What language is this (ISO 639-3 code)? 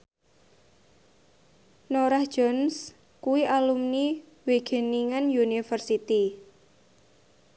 jav